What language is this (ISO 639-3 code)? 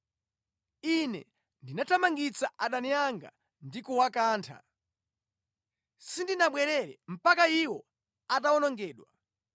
nya